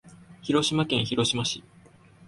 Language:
Japanese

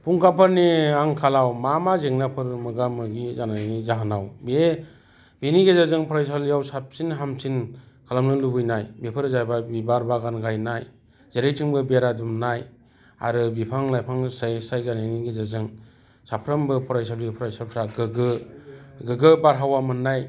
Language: Bodo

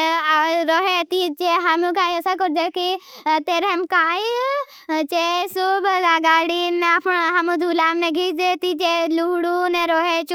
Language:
Bhili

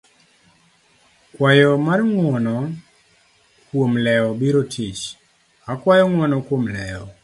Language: Luo (Kenya and Tanzania)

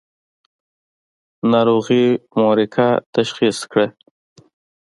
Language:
Pashto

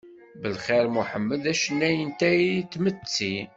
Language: Kabyle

